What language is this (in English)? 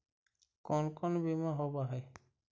Magahi